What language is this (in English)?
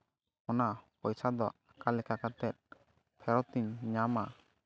Santali